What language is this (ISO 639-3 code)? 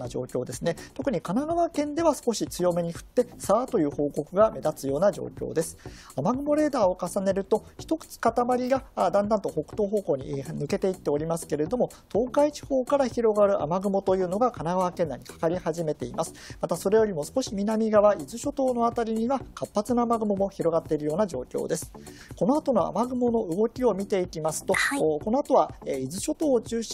jpn